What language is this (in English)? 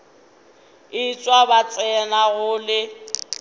Northern Sotho